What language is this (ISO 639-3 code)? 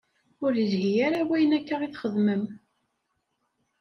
kab